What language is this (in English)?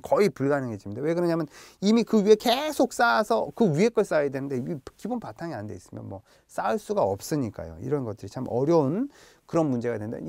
Korean